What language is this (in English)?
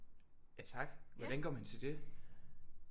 Danish